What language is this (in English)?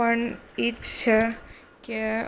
Gujarati